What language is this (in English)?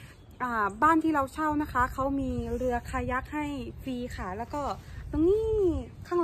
Thai